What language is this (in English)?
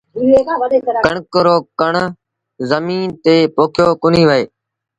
Sindhi Bhil